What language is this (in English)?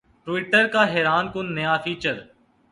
Urdu